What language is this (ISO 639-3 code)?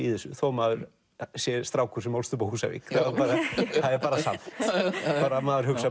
isl